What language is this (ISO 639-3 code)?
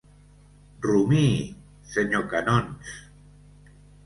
cat